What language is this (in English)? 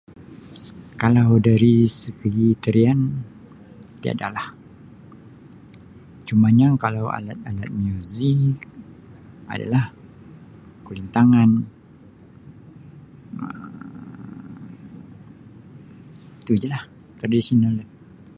Sabah Malay